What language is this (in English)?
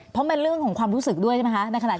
Thai